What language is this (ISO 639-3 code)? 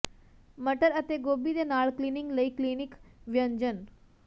pan